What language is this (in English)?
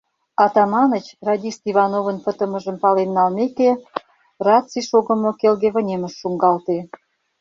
Mari